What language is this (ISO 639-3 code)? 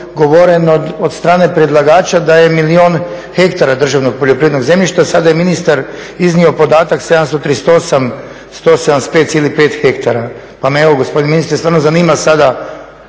hrv